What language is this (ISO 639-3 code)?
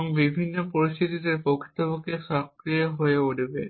ben